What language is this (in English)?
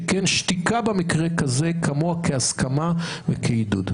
Hebrew